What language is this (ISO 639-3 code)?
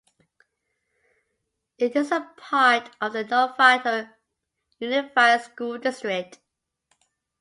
eng